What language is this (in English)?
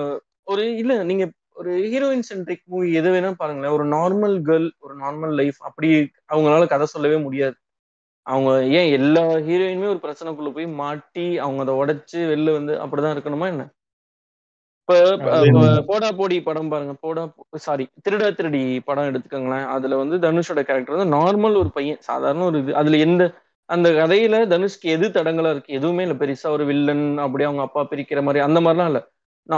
Tamil